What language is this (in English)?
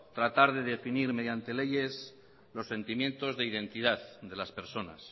Spanish